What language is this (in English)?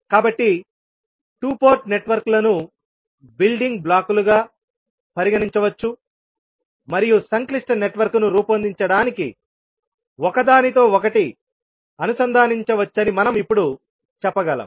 Telugu